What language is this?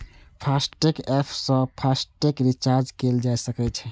Maithili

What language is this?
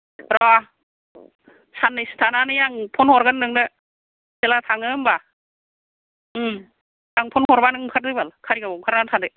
Bodo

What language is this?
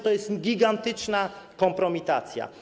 Polish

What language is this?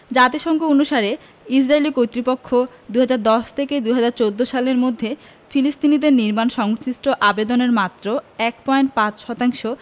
Bangla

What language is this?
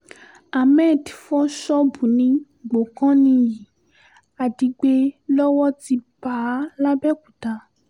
Yoruba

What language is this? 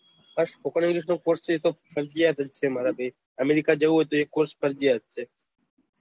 Gujarati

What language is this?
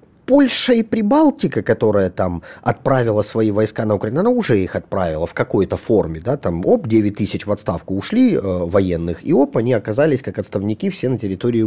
Russian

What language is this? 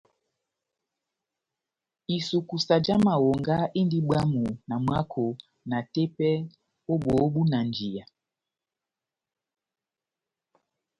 Batanga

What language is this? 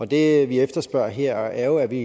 Danish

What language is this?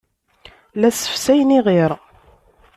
Kabyle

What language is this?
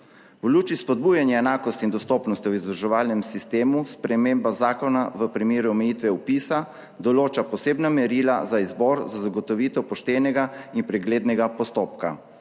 Slovenian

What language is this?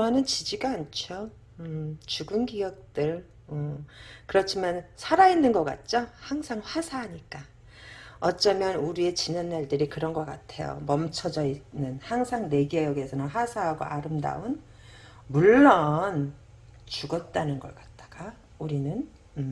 Korean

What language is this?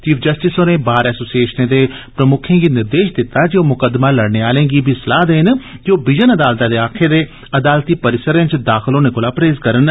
Dogri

